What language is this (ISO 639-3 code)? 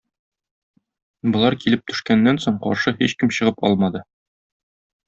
tat